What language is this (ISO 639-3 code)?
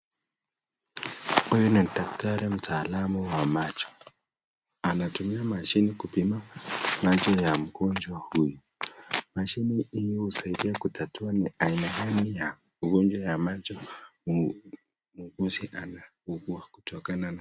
swa